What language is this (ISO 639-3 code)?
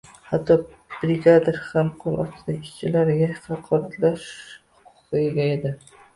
uzb